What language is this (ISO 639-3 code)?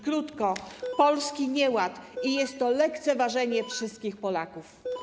pol